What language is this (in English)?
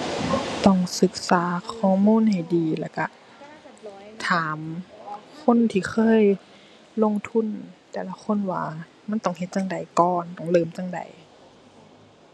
Thai